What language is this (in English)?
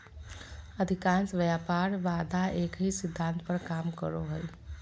Magahi